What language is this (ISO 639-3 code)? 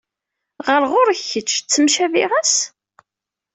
kab